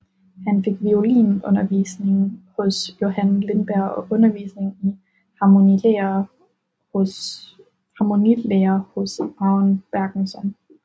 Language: Danish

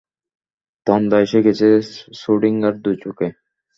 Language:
Bangla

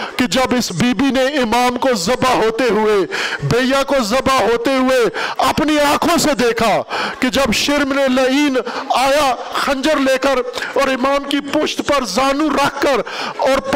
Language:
Urdu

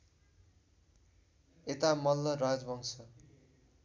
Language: Nepali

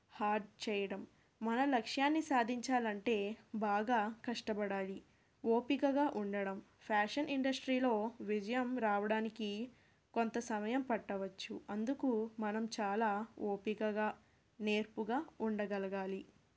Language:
Telugu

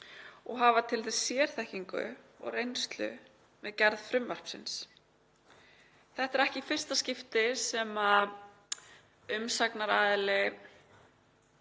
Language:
Icelandic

